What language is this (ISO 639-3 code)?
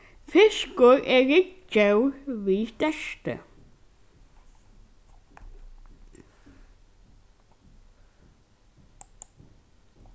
fao